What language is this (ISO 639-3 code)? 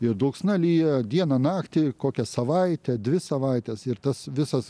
lit